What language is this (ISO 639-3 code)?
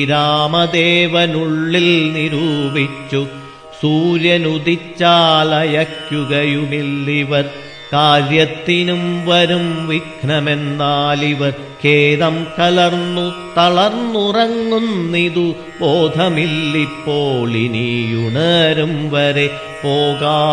mal